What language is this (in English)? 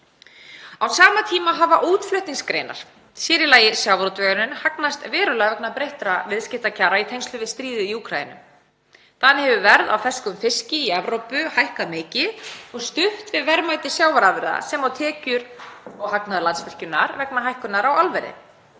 Icelandic